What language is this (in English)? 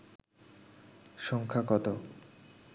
Bangla